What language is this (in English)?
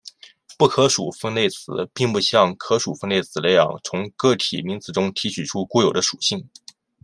Chinese